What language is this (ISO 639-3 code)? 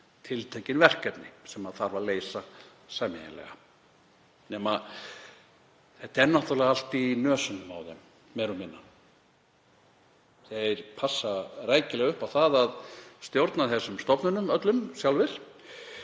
isl